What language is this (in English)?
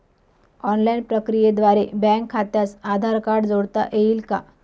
Marathi